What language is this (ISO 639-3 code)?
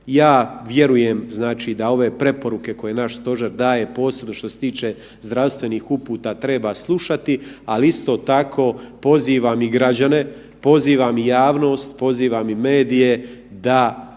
hrv